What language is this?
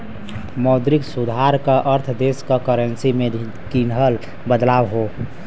Bhojpuri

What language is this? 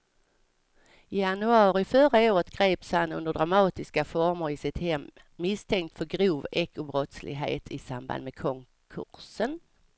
Swedish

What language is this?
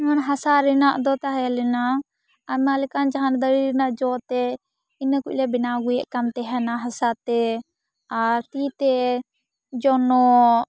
Santali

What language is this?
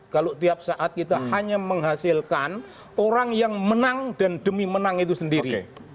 Indonesian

